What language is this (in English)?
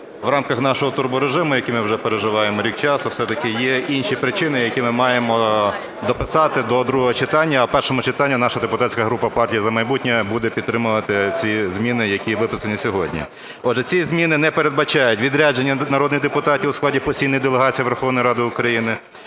Ukrainian